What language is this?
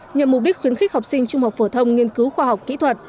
Vietnamese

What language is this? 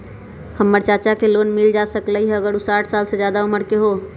Magahi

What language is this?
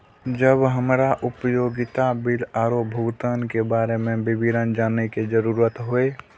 Maithili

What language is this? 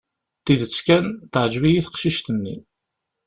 Kabyle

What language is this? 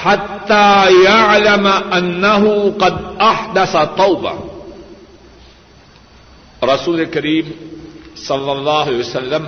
Urdu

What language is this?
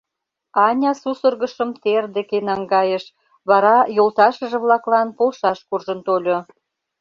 Mari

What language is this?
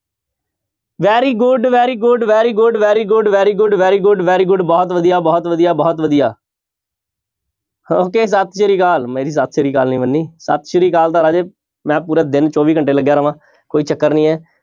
Punjabi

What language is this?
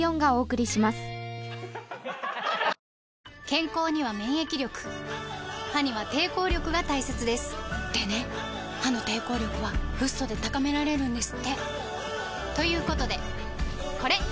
Japanese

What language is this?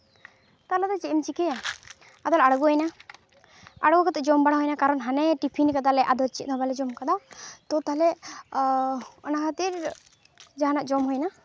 Santali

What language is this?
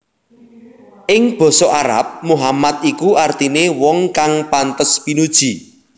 Javanese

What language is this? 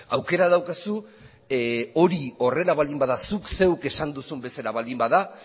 Basque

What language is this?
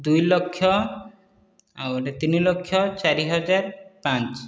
Odia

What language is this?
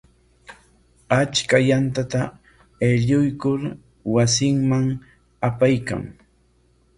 Corongo Ancash Quechua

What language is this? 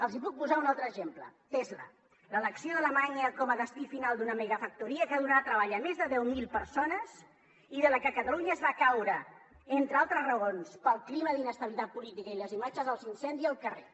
Catalan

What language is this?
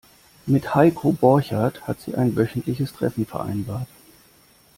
German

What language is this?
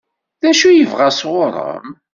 Kabyle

